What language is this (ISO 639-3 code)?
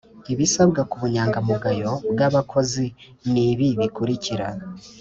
kin